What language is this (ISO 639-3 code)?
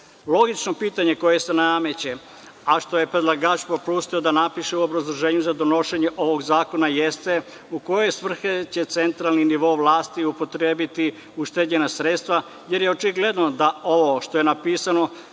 srp